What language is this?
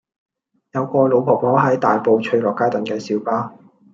Cantonese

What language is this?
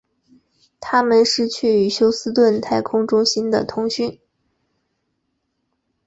Chinese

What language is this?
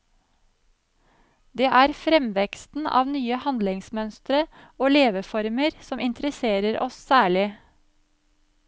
Norwegian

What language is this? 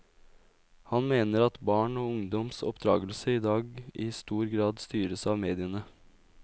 Norwegian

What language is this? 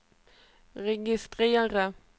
Swedish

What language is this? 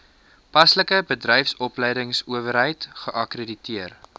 Afrikaans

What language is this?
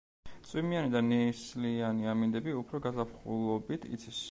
Georgian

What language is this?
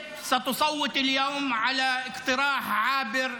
Hebrew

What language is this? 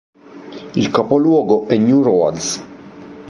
Italian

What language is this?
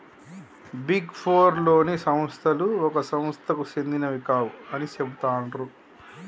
Telugu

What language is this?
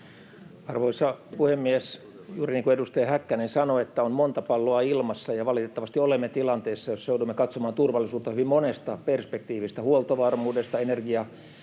Finnish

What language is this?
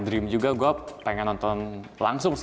Indonesian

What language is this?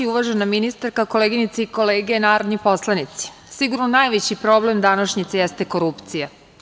Serbian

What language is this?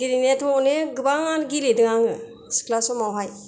Bodo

